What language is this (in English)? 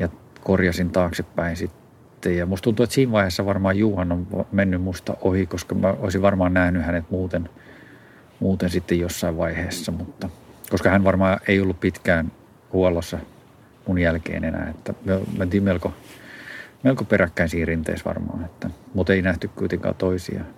Finnish